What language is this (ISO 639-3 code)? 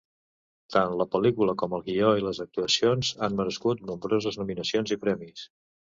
cat